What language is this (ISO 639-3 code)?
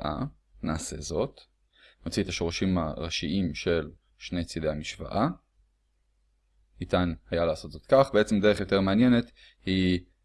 heb